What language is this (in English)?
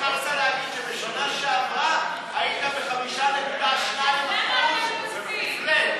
Hebrew